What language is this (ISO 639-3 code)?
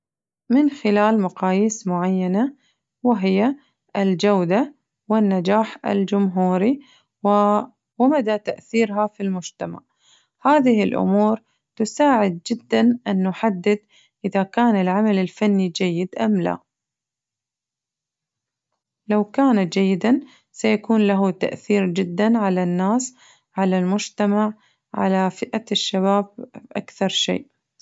ars